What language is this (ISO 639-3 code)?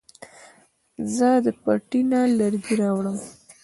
pus